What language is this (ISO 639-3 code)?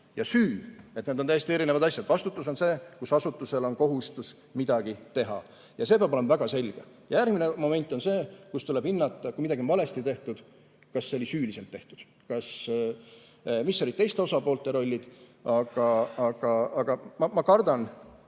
est